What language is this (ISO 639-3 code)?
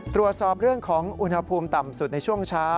tha